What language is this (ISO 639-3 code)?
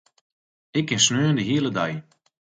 fry